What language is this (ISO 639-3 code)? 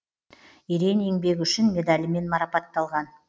kaz